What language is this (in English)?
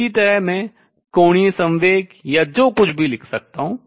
Hindi